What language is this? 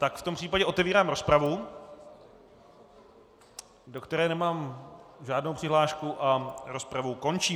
Czech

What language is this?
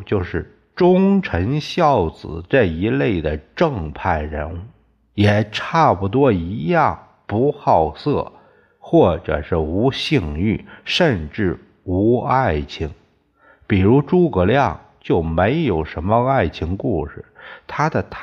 Chinese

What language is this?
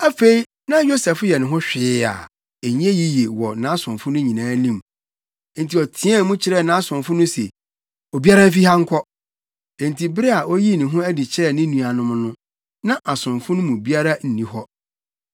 Akan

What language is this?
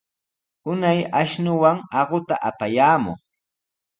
Sihuas Ancash Quechua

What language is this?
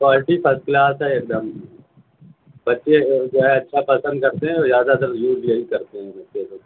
Urdu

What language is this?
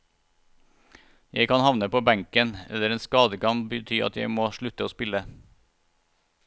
Norwegian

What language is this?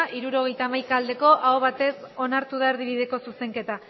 Basque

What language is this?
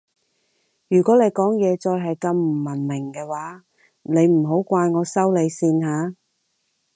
Cantonese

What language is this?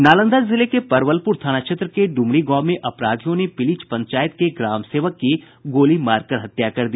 Hindi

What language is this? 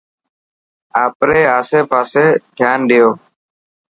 Dhatki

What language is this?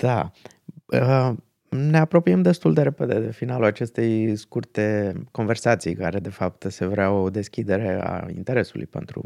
Romanian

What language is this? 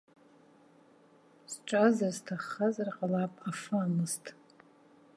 Abkhazian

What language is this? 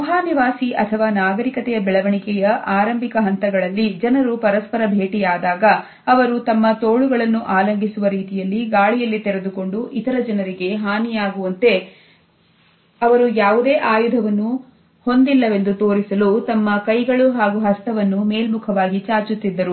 Kannada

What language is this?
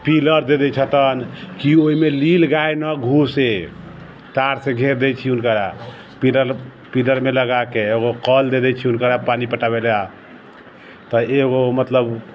Maithili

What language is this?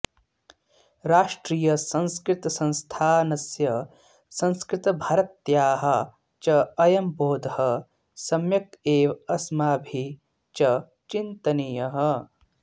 Sanskrit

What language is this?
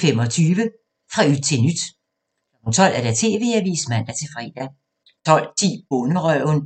Danish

